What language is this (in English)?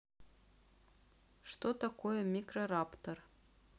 Russian